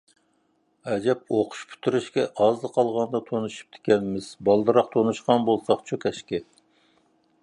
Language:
Uyghur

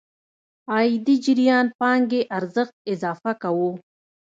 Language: Pashto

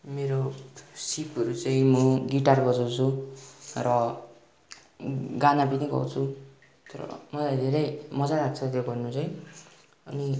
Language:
Nepali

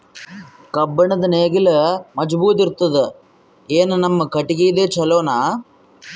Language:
Kannada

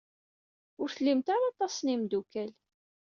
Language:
Kabyle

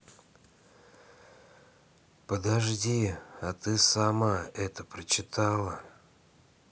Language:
Russian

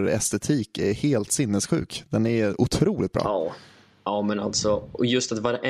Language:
Swedish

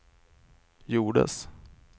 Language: Swedish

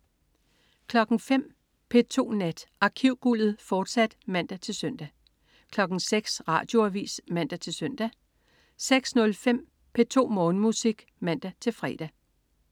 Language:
Danish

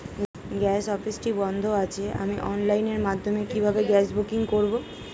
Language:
Bangla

